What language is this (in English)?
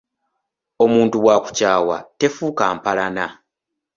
Ganda